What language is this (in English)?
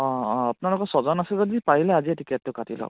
Assamese